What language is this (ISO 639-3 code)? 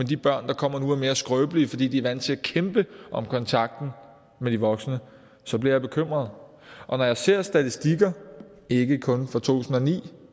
dan